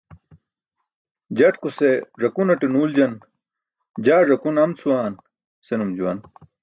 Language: Burushaski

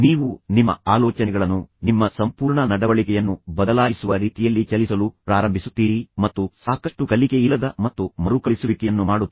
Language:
Kannada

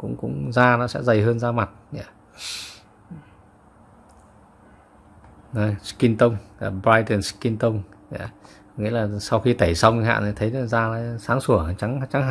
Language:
Vietnamese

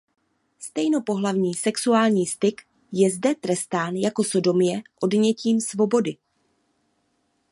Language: Czech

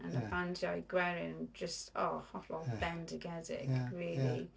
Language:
Welsh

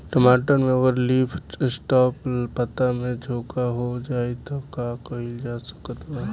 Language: Bhojpuri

